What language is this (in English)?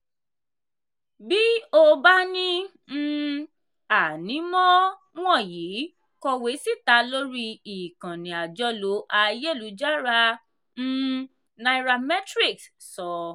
Yoruba